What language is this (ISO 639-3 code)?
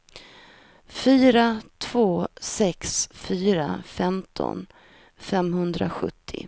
swe